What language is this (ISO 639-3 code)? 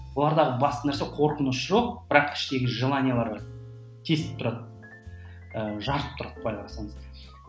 kaz